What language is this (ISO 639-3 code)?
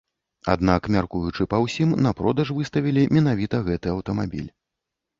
bel